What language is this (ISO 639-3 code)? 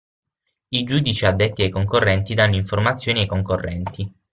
ita